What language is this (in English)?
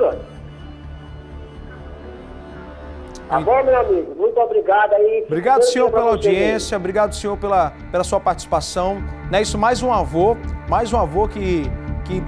Portuguese